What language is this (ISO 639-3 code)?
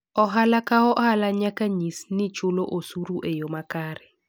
luo